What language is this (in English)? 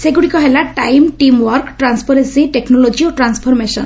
Odia